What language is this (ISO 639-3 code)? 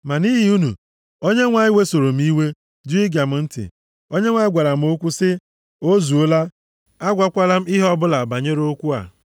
ibo